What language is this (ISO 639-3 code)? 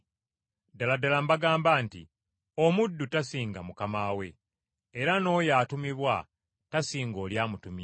lug